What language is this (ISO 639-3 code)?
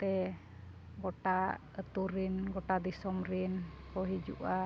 sat